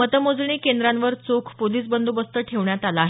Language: Marathi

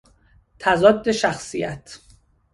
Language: Persian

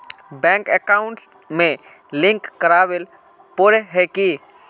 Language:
Magahi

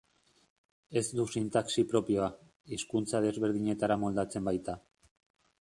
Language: Basque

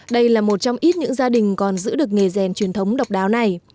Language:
Vietnamese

